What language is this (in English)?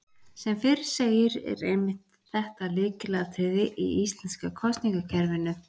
Icelandic